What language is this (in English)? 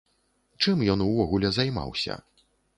Belarusian